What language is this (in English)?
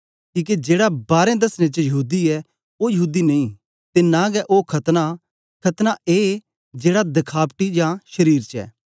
Dogri